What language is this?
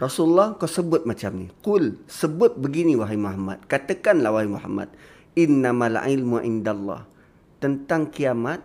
Malay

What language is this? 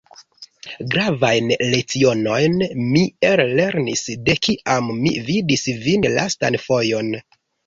Esperanto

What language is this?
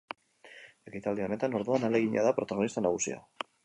Basque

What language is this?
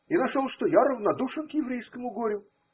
Russian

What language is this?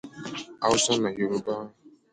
Igbo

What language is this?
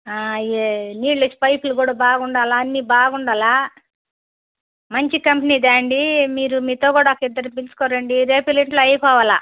Telugu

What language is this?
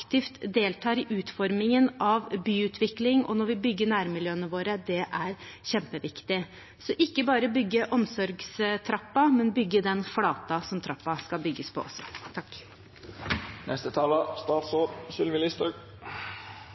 Norwegian Bokmål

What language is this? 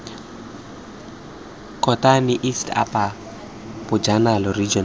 Tswana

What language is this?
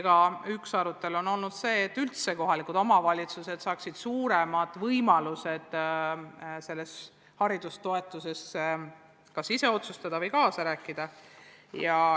Estonian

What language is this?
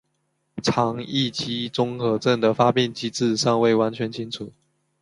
Chinese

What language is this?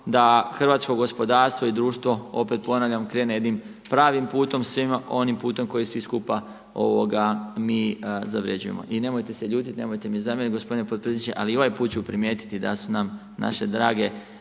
Croatian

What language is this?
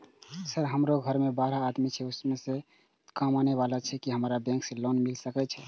Maithili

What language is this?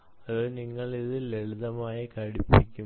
Malayalam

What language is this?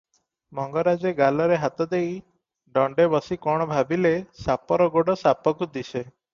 Odia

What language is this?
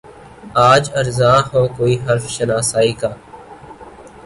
Urdu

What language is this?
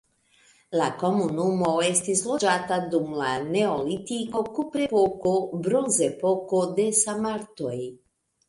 Esperanto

